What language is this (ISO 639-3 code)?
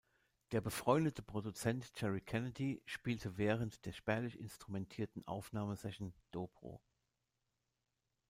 deu